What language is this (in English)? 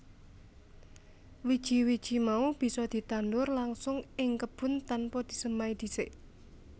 Javanese